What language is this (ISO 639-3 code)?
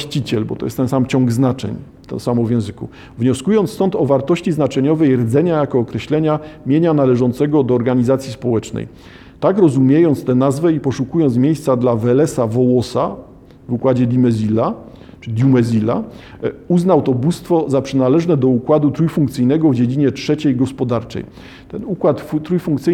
pol